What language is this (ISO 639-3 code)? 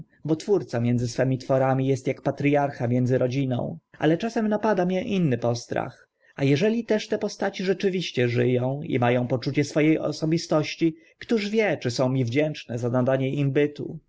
pol